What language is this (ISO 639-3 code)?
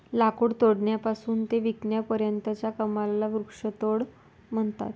mar